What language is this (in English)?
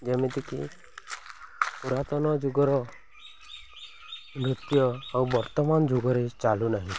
Odia